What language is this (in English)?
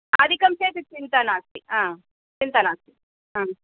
Sanskrit